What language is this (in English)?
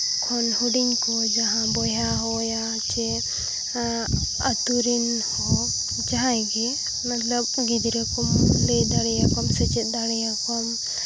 Santali